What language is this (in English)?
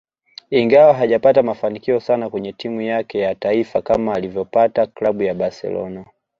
Swahili